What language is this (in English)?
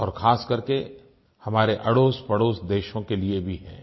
Hindi